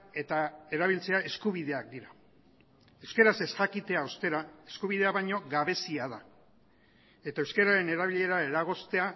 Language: Basque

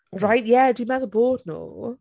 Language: Welsh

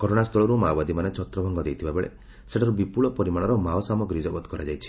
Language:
Odia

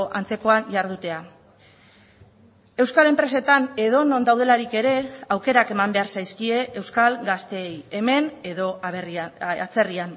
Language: Basque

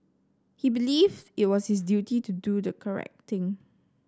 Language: English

